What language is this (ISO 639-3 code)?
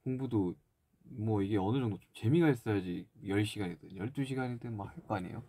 kor